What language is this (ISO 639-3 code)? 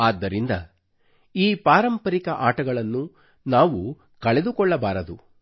kan